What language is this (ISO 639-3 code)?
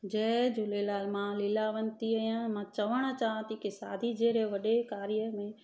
snd